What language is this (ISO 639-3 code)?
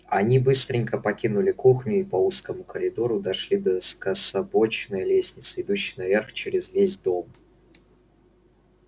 rus